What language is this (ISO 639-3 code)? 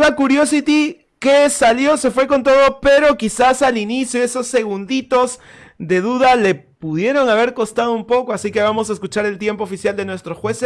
spa